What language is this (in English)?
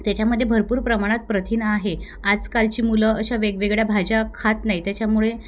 Marathi